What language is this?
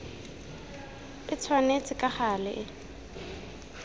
Tswana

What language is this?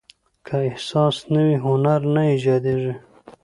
Pashto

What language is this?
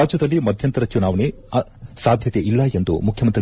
Kannada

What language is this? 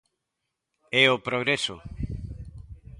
Galician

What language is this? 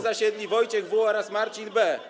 Polish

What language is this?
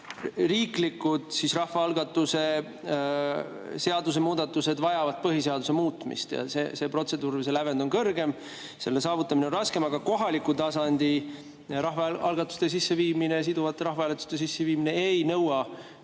Estonian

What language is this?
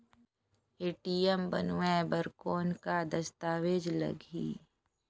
Chhattisgarhi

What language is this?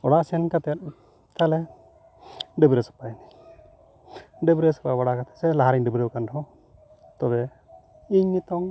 Santali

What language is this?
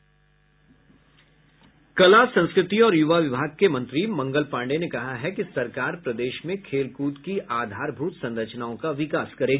Hindi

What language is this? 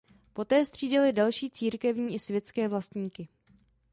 Czech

